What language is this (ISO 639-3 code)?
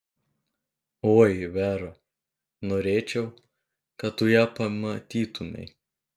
lit